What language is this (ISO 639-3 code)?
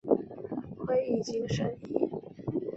zho